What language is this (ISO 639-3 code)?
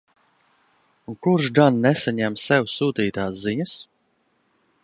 lav